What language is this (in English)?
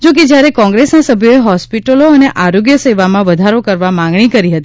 Gujarati